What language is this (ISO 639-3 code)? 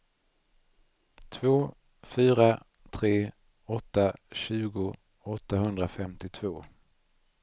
swe